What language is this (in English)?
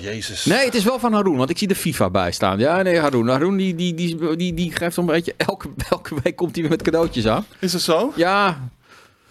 Dutch